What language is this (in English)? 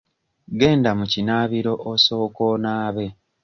Ganda